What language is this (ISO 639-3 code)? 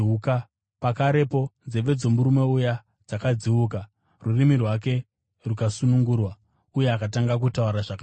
sna